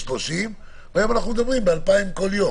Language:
Hebrew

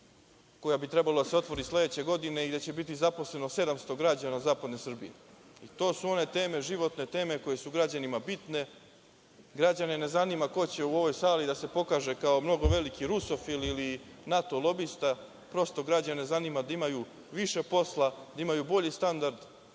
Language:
Serbian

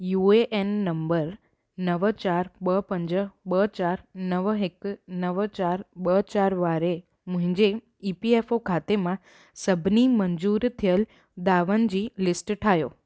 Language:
Sindhi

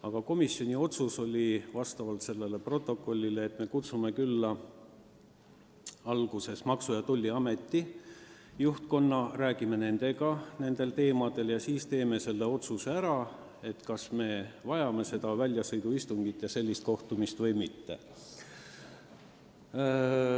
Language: Estonian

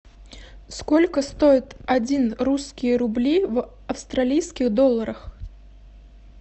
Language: Russian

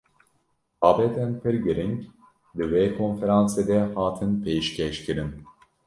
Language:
Kurdish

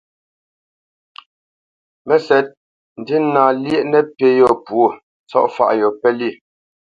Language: Bamenyam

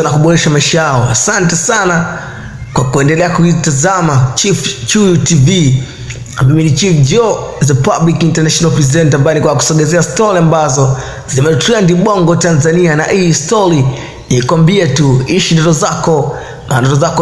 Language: Swahili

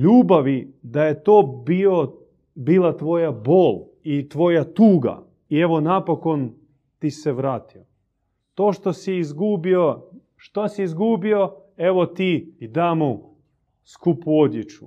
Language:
Croatian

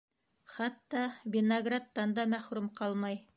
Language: Bashkir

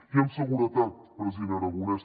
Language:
Catalan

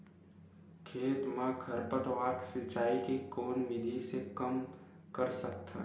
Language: Chhattisgarhi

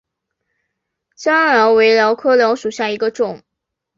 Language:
Chinese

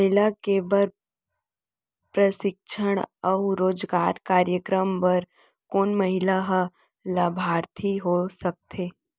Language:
Chhattisgarhi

